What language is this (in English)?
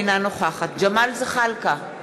Hebrew